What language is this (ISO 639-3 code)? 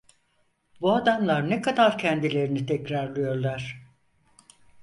tur